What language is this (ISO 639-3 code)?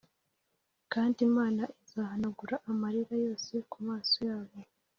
kin